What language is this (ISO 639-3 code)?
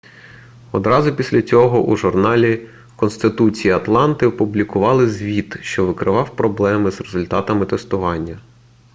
ukr